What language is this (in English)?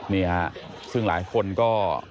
Thai